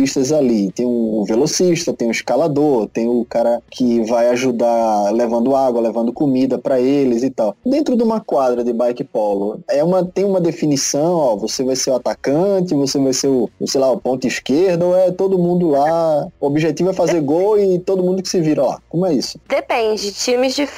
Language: Portuguese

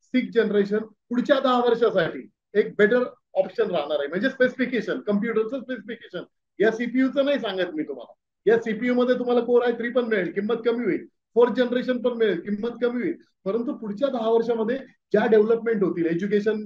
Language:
Hindi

